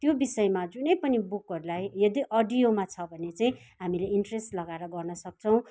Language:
Nepali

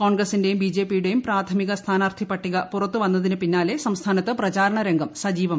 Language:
Malayalam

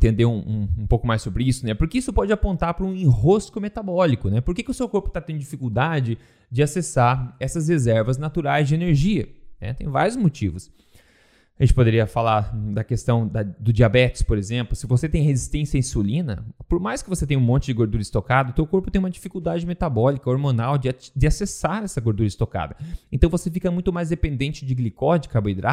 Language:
Portuguese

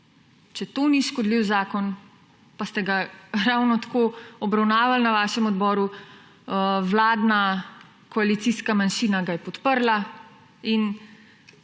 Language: Slovenian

